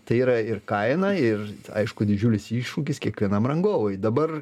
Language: Lithuanian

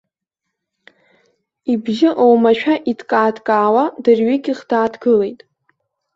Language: Abkhazian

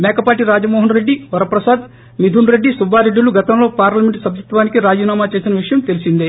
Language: Telugu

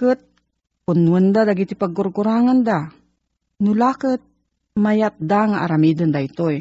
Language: Filipino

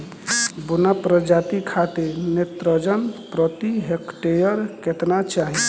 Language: Bhojpuri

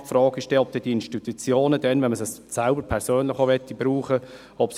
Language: Swiss German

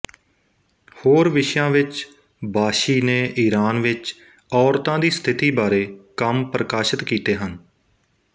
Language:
Punjabi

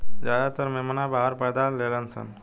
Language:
Bhojpuri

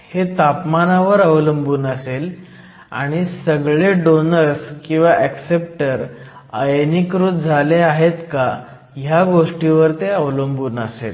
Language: Marathi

